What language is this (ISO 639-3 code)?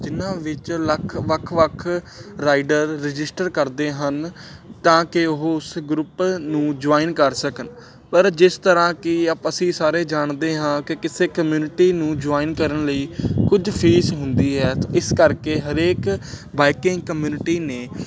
pan